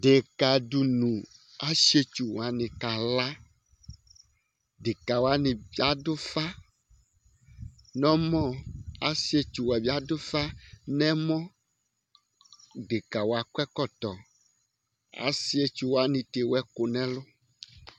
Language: Ikposo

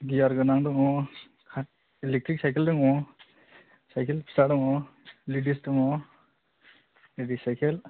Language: Bodo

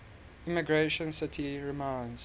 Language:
English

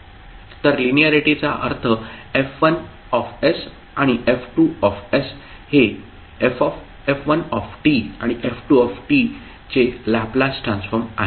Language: Marathi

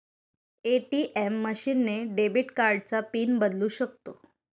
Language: Marathi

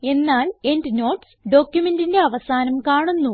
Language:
Malayalam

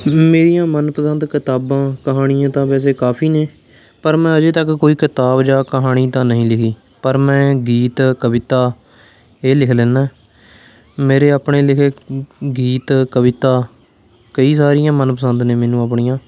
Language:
Punjabi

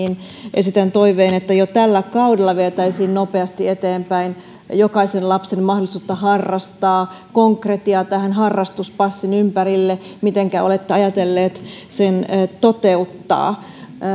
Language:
Finnish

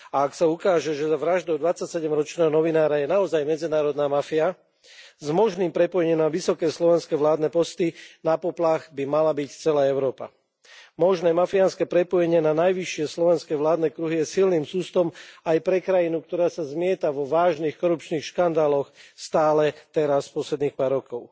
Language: Slovak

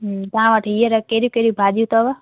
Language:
Sindhi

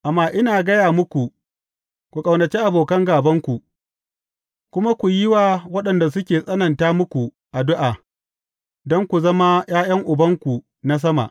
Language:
Hausa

